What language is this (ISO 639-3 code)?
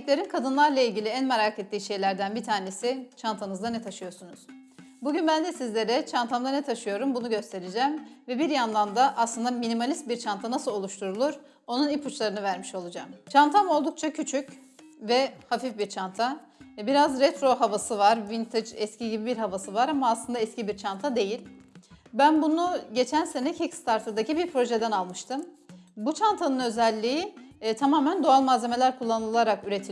tur